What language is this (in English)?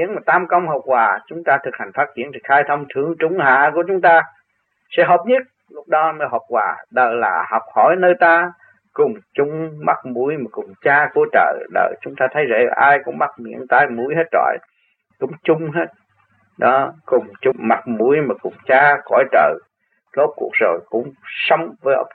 Vietnamese